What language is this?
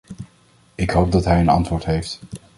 Dutch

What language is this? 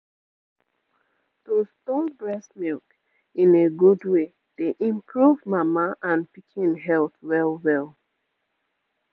Nigerian Pidgin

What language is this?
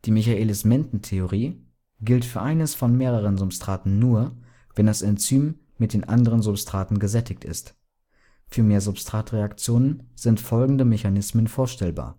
German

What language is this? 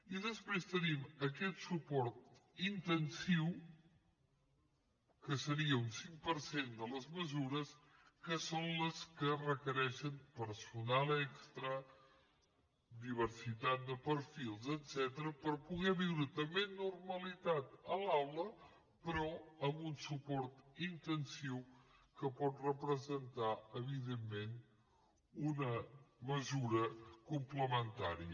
Catalan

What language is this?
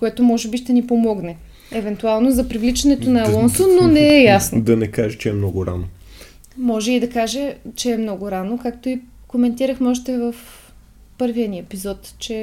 Bulgarian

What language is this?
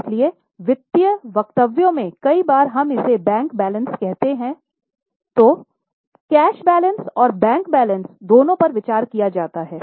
Hindi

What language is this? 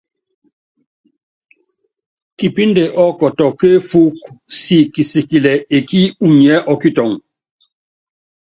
Yangben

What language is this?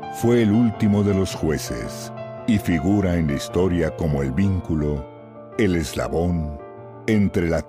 Spanish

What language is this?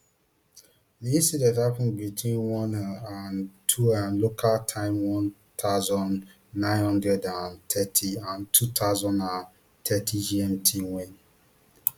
Nigerian Pidgin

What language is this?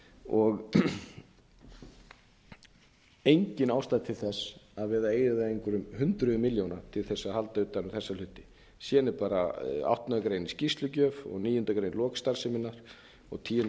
Icelandic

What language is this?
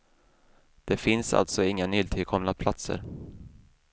Swedish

